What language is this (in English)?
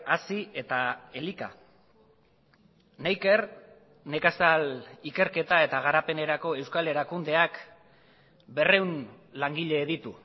Basque